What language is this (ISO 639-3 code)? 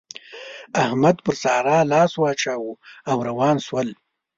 pus